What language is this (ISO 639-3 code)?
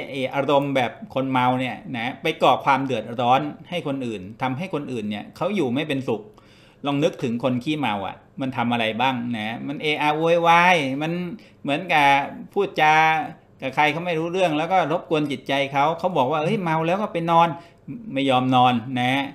tha